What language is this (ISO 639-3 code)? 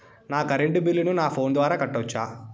tel